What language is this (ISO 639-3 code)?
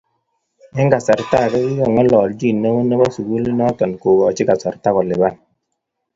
kln